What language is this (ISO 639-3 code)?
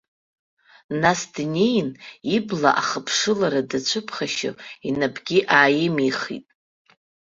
abk